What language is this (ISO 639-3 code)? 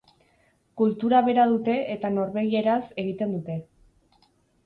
eus